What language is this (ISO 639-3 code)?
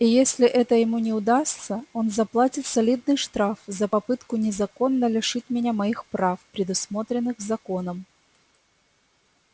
rus